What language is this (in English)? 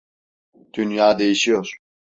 Turkish